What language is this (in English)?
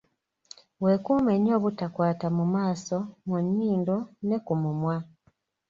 Ganda